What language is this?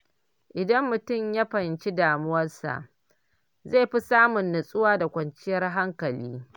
Hausa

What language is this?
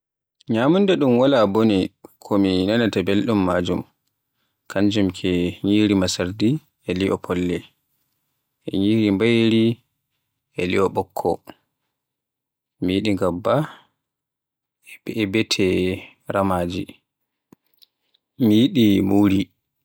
Borgu Fulfulde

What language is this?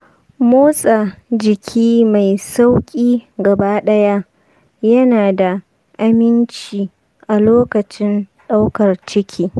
Hausa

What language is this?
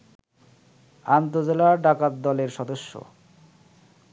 Bangla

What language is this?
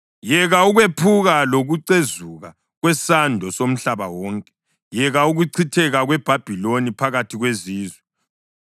North Ndebele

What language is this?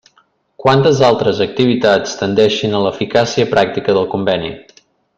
Catalan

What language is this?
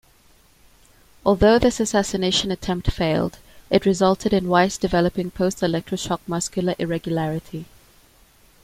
English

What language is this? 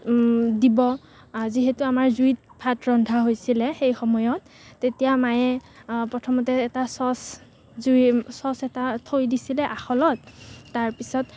Assamese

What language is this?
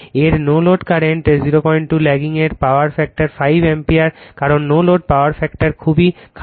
Bangla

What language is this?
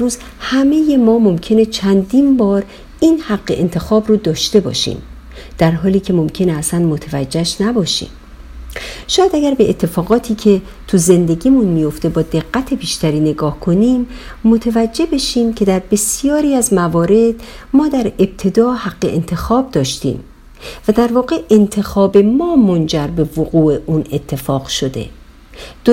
Persian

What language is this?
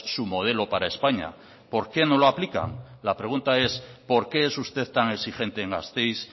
Spanish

